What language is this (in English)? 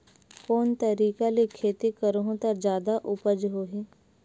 Chhattisgarhi